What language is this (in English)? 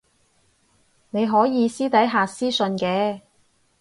Cantonese